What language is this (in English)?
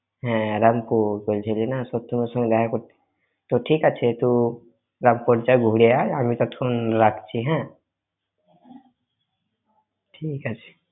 Bangla